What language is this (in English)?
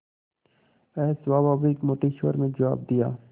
Hindi